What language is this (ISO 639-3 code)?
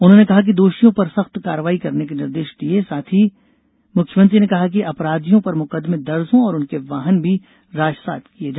hin